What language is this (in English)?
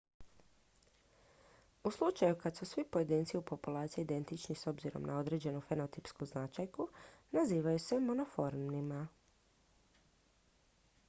Croatian